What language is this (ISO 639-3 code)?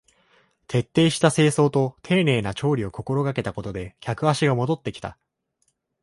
jpn